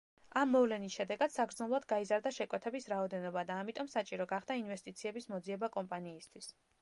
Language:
Georgian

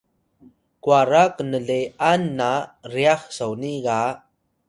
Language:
Atayal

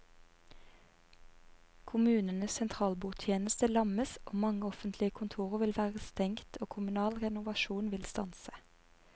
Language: Norwegian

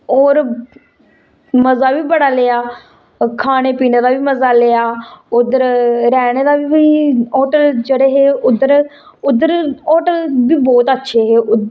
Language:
Dogri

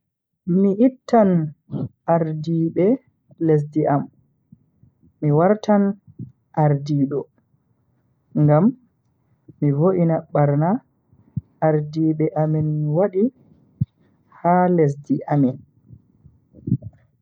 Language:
Bagirmi Fulfulde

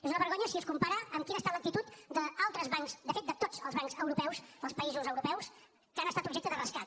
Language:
Catalan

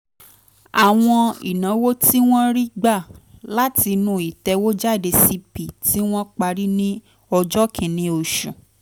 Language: Yoruba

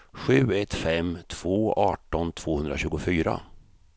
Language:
Swedish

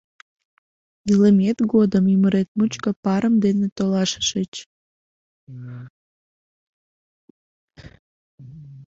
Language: Mari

